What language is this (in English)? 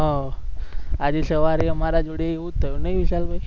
Gujarati